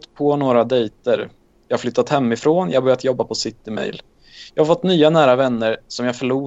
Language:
Swedish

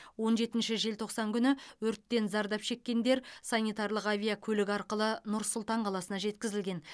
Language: Kazakh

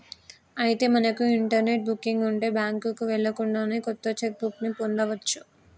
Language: Telugu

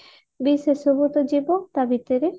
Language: Odia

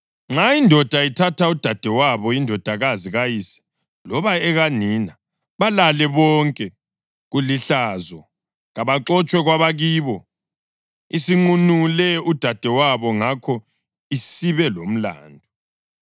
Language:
North Ndebele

